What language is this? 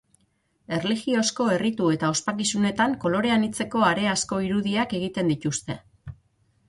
Basque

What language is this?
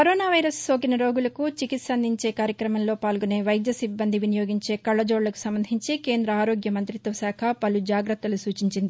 Telugu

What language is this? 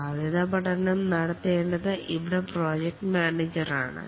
Malayalam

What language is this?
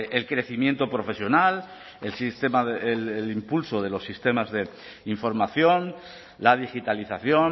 Spanish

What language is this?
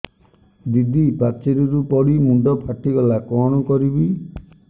Odia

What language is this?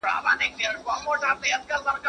Pashto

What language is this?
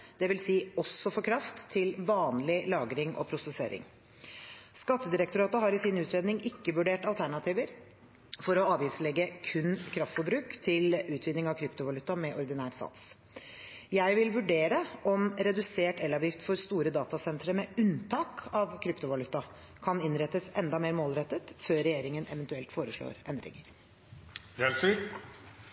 Norwegian Bokmål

